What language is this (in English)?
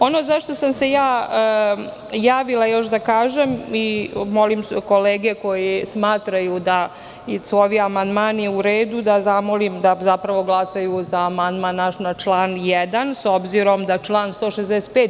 Serbian